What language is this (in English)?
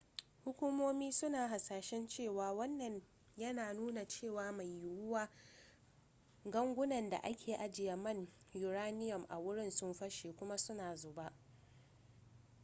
Hausa